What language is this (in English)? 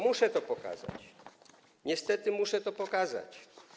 Polish